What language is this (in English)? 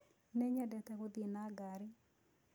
Kikuyu